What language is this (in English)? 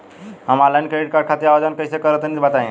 Bhojpuri